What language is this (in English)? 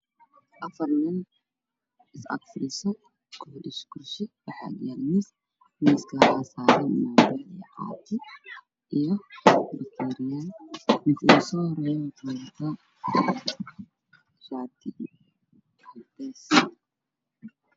Somali